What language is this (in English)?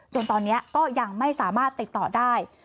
Thai